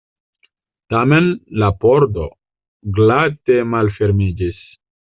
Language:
Esperanto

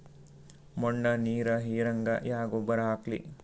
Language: Kannada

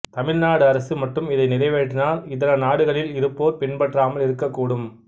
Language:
Tamil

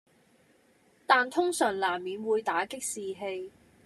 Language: Cantonese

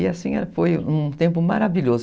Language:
Portuguese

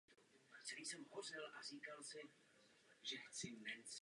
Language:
Czech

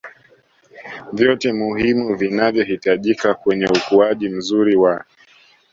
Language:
Swahili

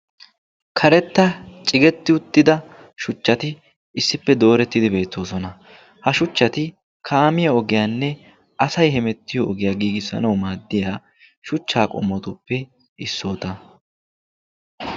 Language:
Wolaytta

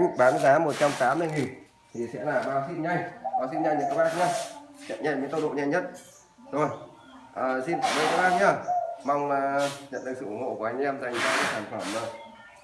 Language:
Vietnamese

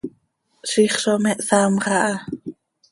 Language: Seri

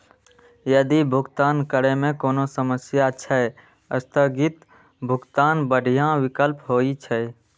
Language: Maithili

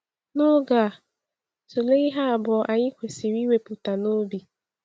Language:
Igbo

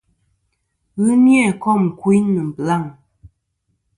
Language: Kom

